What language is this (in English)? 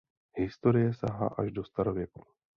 Czech